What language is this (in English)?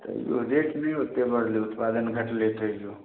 Maithili